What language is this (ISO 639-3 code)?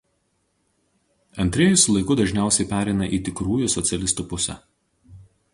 lit